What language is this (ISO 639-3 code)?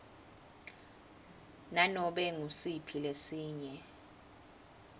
ssw